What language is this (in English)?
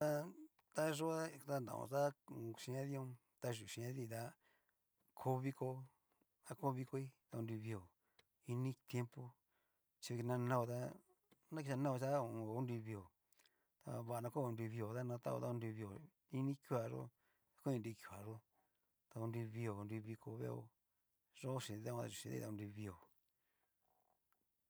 Cacaloxtepec Mixtec